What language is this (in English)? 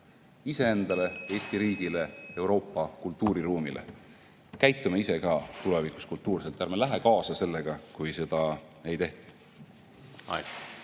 Estonian